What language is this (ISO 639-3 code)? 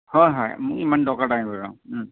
asm